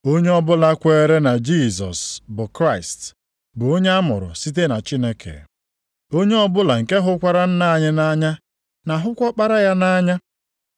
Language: Igbo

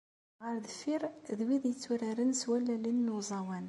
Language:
Kabyle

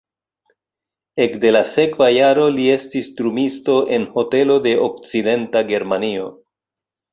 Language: Esperanto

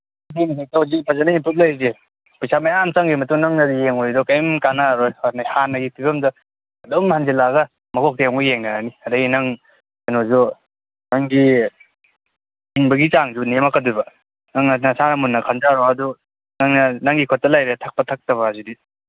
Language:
Manipuri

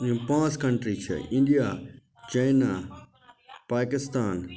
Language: Kashmiri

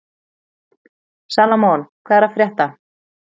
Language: Icelandic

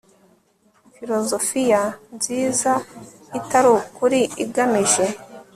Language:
Kinyarwanda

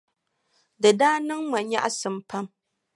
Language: Dagbani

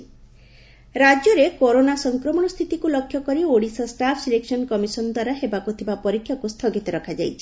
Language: Odia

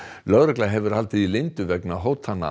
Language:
Icelandic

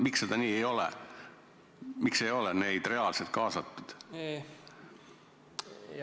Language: Estonian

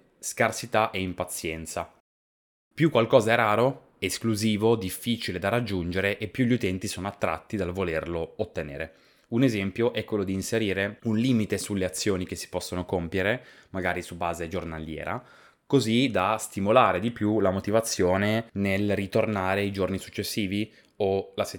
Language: Italian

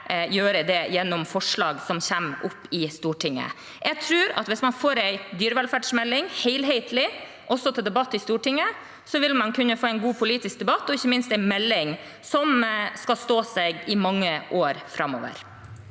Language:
Norwegian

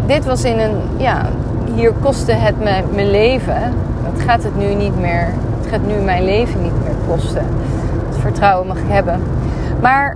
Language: Dutch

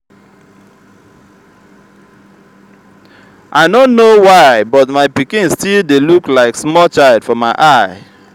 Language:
Nigerian Pidgin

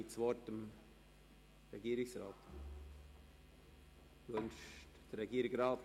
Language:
Swiss German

